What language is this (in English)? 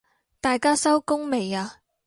Cantonese